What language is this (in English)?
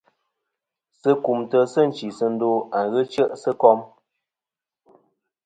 Kom